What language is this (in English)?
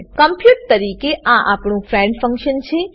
Gujarati